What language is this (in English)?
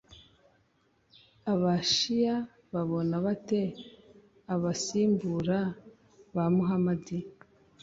Kinyarwanda